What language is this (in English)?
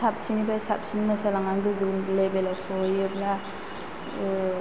Bodo